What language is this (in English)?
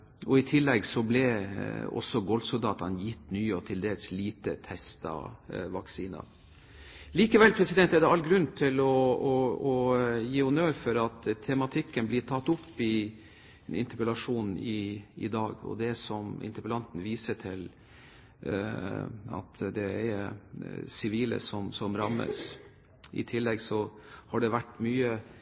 Norwegian Bokmål